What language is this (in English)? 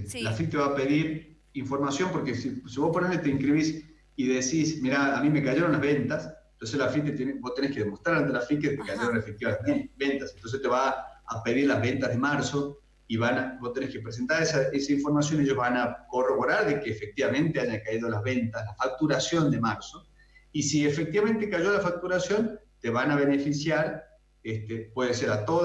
Spanish